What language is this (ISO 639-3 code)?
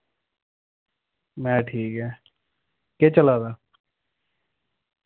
doi